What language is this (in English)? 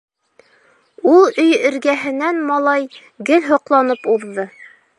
Bashkir